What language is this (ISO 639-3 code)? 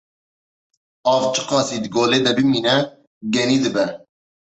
kur